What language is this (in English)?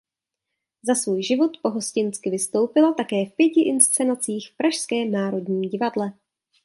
Czech